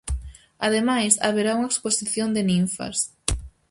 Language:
Galician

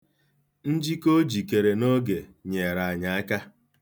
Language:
Igbo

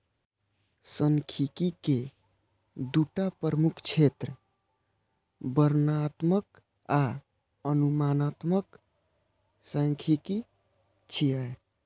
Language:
Maithili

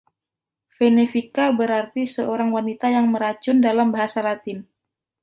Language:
Indonesian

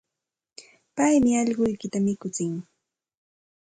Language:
Santa Ana de Tusi Pasco Quechua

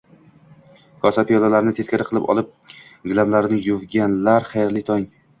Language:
Uzbek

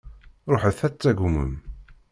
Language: Kabyle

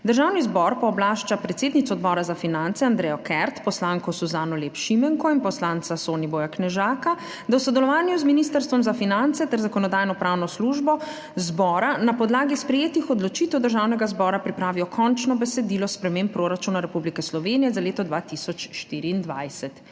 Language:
Slovenian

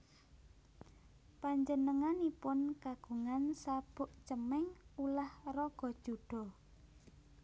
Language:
Javanese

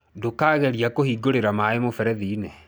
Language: Kikuyu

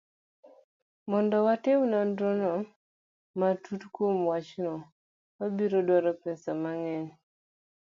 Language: Luo (Kenya and Tanzania)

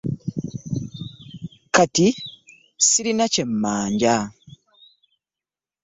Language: Ganda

